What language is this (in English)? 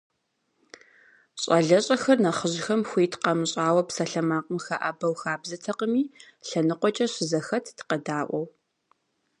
Kabardian